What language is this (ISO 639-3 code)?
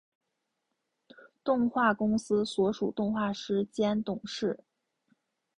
zho